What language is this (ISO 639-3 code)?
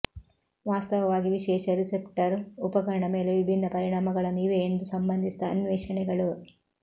kan